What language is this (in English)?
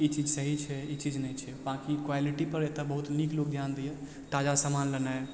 Maithili